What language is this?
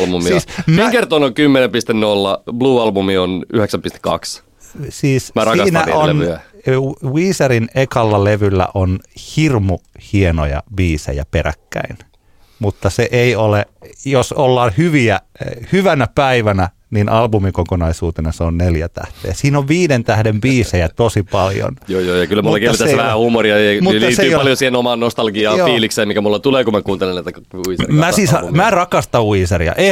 Finnish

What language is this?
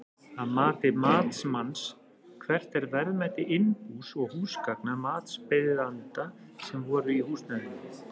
Icelandic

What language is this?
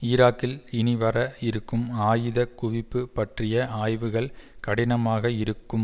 Tamil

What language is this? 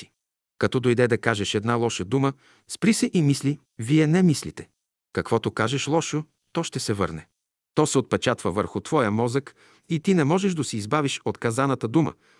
Bulgarian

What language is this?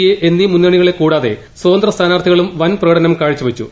Malayalam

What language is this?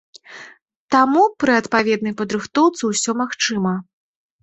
Belarusian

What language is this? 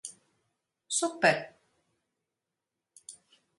Latvian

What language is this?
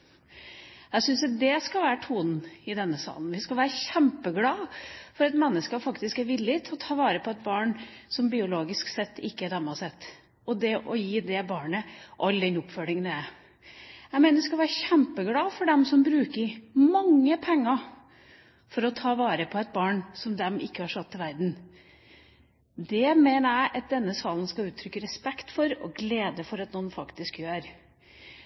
Norwegian Bokmål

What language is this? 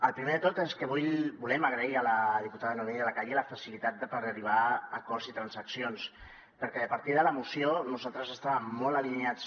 Catalan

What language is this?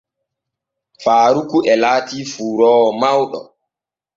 Borgu Fulfulde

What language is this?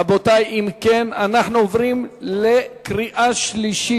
Hebrew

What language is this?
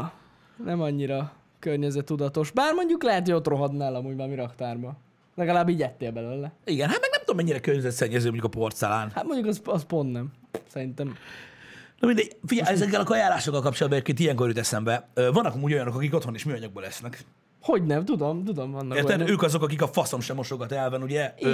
Hungarian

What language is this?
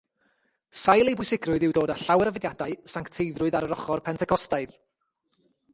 Welsh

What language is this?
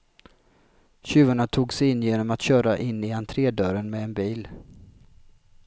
Swedish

